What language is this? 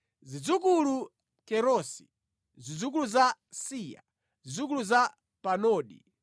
Nyanja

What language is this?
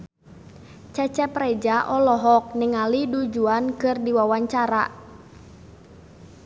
Sundanese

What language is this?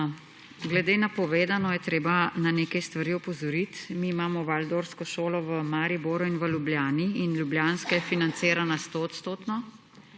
Slovenian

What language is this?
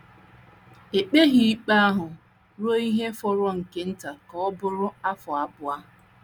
Igbo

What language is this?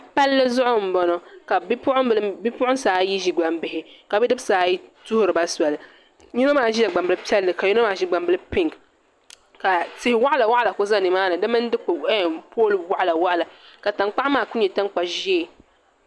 Dagbani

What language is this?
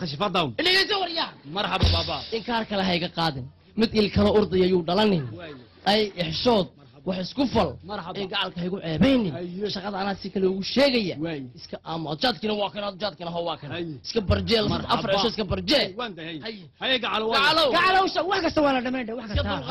Arabic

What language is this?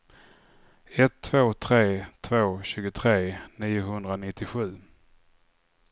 Swedish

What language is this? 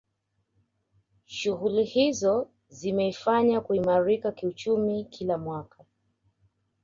Swahili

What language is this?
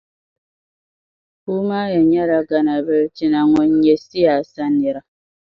Dagbani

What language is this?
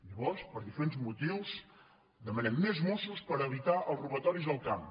Catalan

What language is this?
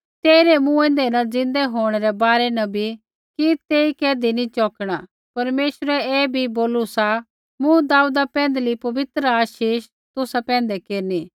Kullu Pahari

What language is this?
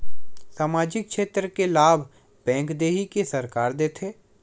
Chhattisgarhi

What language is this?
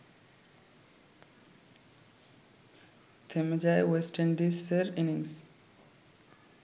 Bangla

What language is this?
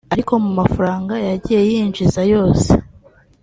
Kinyarwanda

